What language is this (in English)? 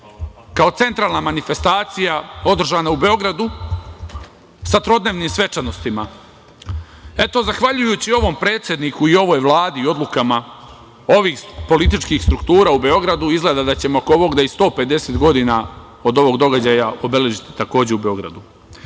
Serbian